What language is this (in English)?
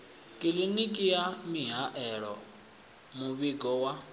Venda